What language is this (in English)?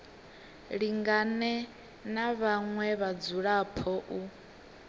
Venda